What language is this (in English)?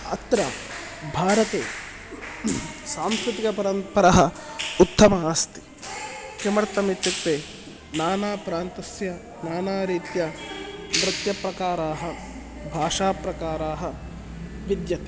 Sanskrit